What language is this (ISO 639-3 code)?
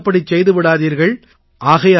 tam